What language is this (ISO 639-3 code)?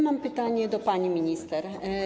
pol